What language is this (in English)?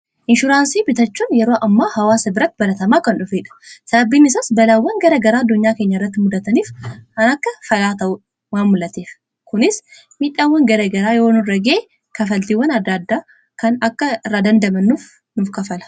Oromo